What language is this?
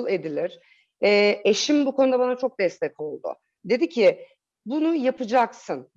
Turkish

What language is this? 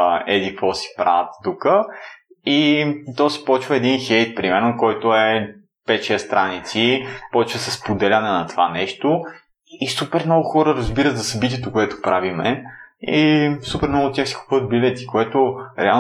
Bulgarian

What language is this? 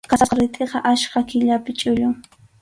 Arequipa-La Unión Quechua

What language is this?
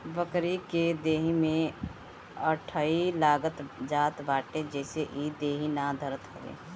Bhojpuri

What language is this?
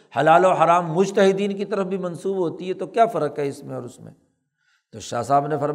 Urdu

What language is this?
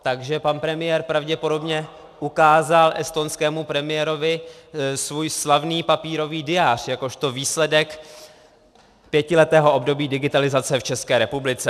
Czech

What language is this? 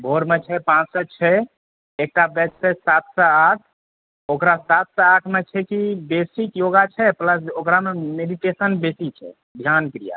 Maithili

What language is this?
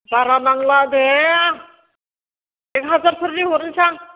Bodo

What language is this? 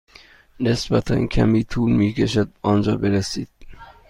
Persian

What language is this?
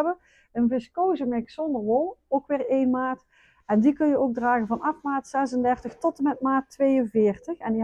Dutch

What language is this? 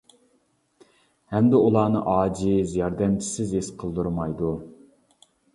Uyghur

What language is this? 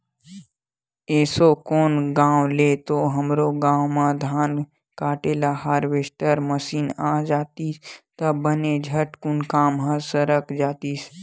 Chhattisgarhi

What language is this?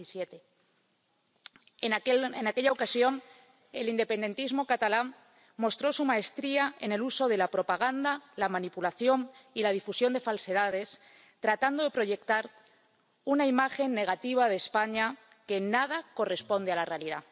Spanish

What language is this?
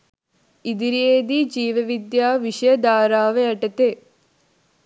Sinhala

